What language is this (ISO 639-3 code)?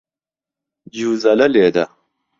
ckb